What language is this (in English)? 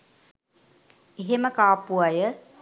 Sinhala